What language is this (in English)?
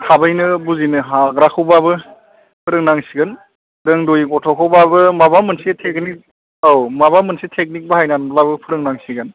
Bodo